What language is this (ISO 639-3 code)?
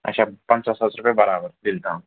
kas